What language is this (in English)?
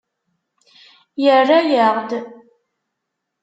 Kabyle